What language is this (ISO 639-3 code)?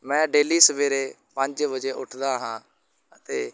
pan